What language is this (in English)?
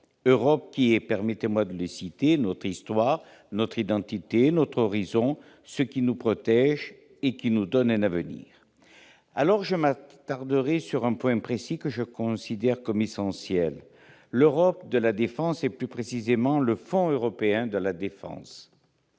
French